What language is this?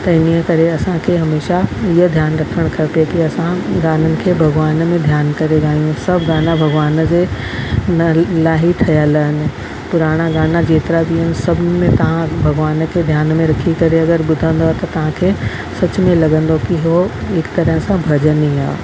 Sindhi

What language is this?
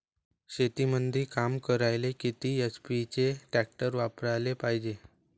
Marathi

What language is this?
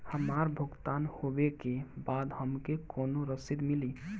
Bhojpuri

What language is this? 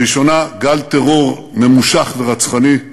Hebrew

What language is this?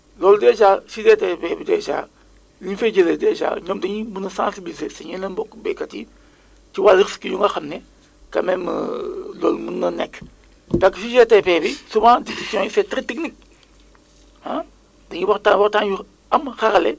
Wolof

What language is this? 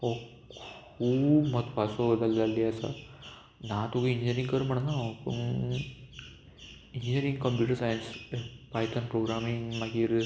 Konkani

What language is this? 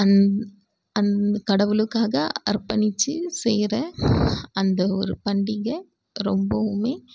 Tamil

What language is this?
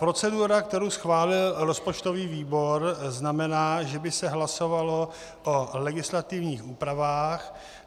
Czech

